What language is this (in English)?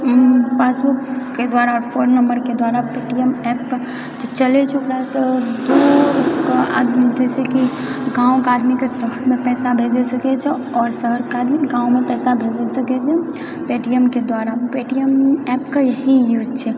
Maithili